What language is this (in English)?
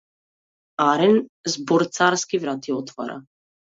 Macedonian